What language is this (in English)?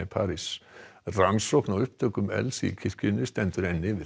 Icelandic